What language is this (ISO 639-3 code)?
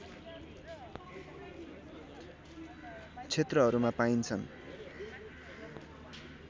nep